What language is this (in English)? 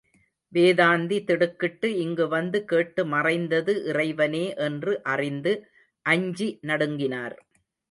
Tamil